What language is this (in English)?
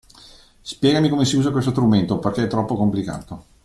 Italian